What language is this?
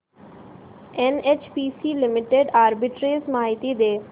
Marathi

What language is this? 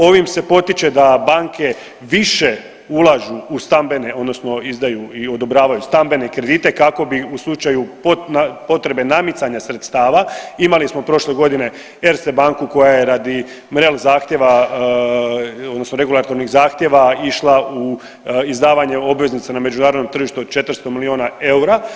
Croatian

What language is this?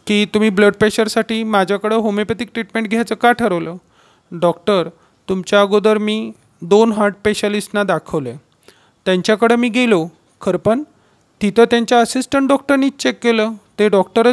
Hindi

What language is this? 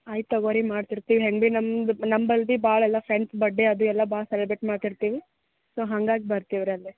Kannada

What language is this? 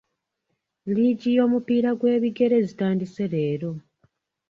Ganda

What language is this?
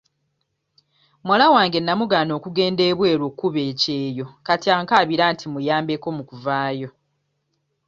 Ganda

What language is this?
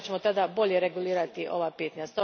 Croatian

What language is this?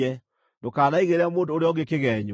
Kikuyu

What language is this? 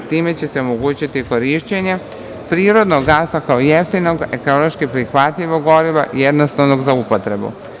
Serbian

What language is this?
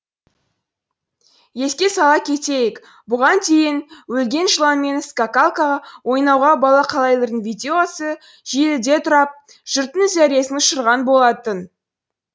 Kazakh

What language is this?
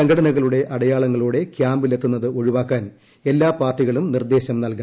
Malayalam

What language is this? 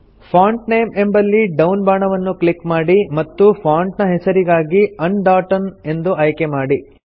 Kannada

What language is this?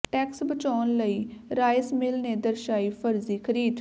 Punjabi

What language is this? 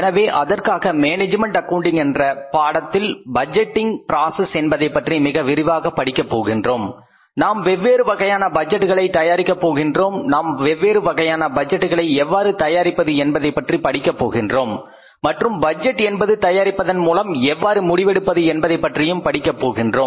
Tamil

